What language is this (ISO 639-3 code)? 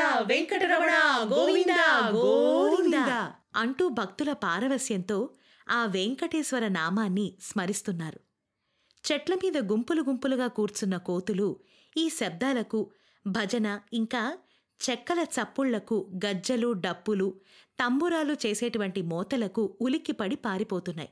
tel